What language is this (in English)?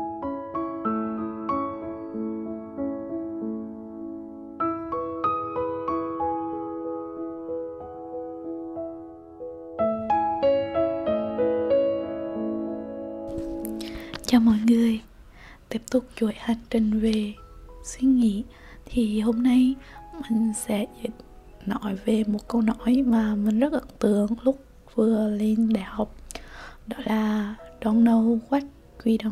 Vietnamese